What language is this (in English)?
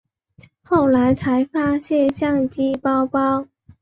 Chinese